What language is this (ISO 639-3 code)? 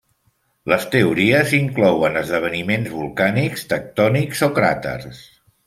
cat